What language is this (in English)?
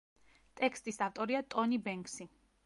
Georgian